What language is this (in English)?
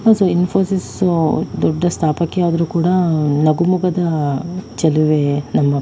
Kannada